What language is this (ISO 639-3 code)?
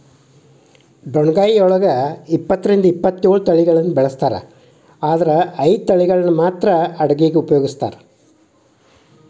kan